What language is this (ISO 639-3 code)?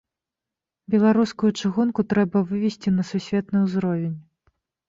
bel